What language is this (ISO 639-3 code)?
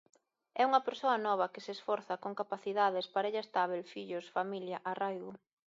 glg